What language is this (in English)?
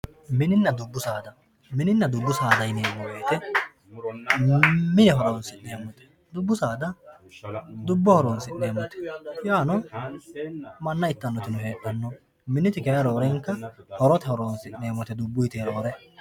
Sidamo